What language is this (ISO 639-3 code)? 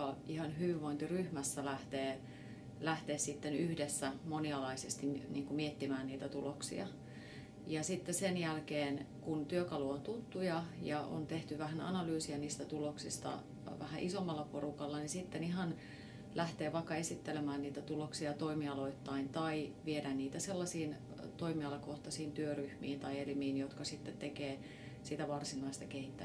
fin